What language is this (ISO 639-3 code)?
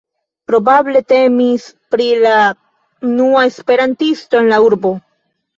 epo